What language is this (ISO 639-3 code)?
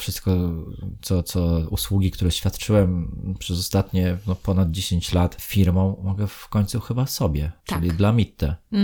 pol